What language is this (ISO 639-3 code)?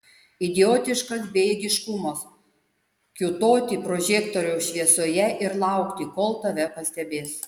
lit